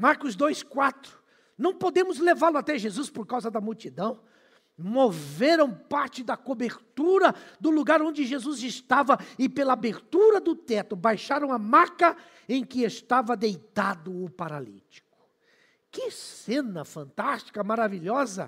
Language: Portuguese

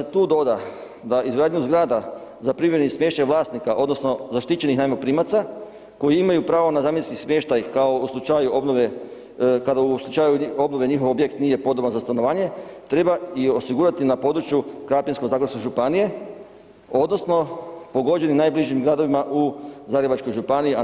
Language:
Croatian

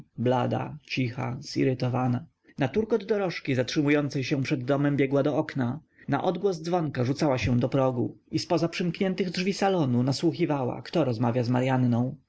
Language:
Polish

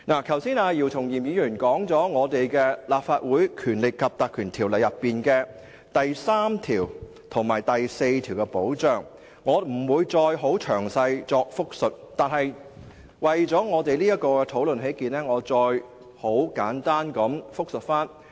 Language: Cantonese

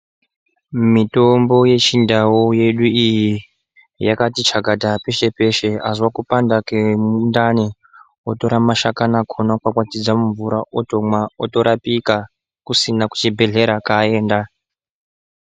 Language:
Ndau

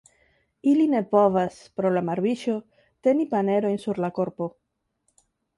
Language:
Esperanto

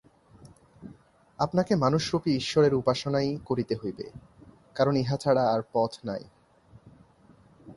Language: Bangla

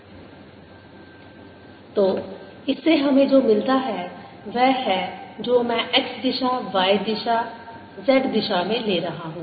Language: Hindi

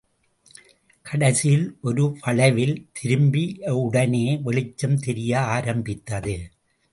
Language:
Tamil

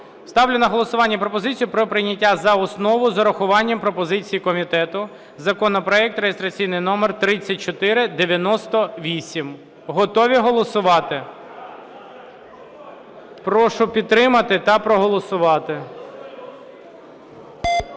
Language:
Ukrainian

